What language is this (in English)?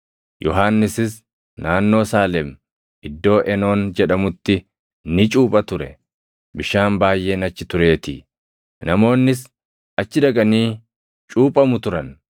Oromo